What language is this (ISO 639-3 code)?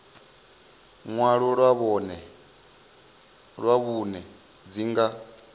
ven